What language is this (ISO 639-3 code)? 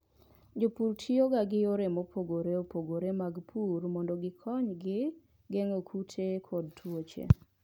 luo